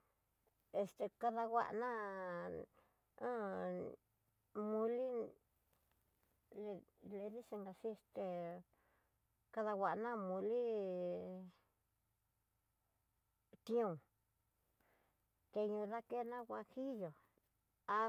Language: Tidaá Mixtec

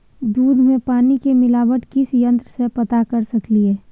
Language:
Maithili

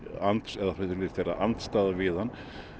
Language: Icelandic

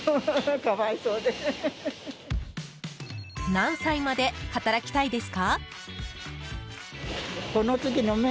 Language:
Japanese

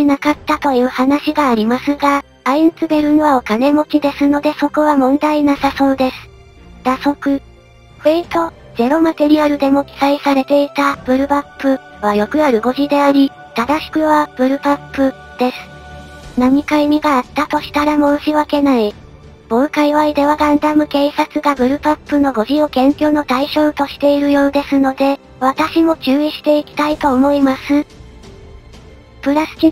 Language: Japanese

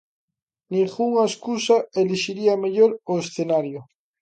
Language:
Galician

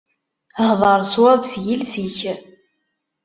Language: Kabyle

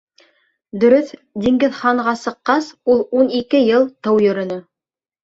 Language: Bashkir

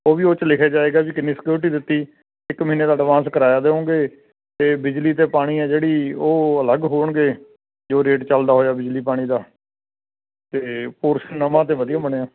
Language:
Punjabi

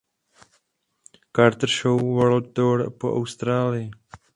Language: Czech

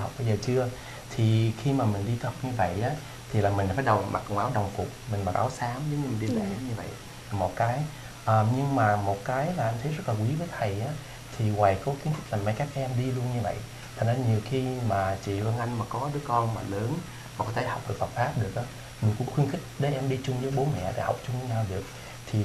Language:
Vietnamese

